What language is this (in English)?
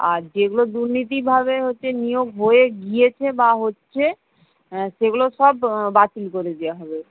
Bangla